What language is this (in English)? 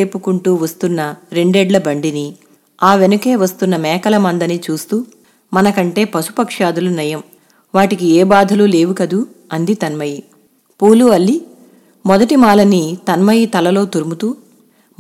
Telugu